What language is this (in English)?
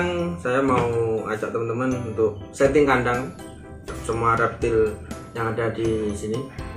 Indonesian